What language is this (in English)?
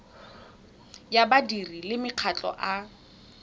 Tswana